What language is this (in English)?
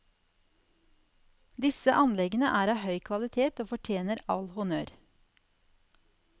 Norwegian